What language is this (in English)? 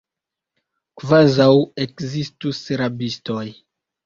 Esperanto